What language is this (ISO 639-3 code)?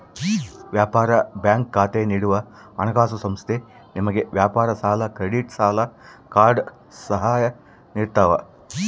kan